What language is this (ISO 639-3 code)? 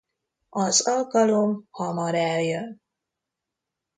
hun